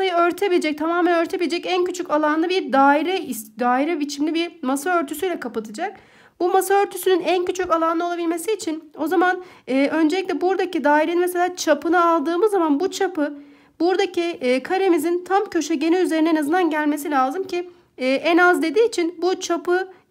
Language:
Turkish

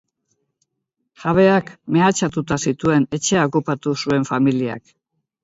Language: Basque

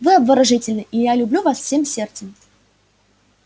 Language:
Russian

